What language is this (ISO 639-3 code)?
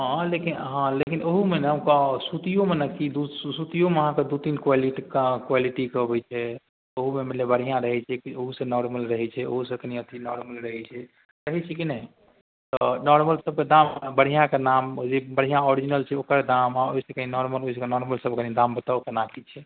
mai